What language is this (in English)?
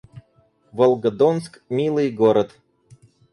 Russian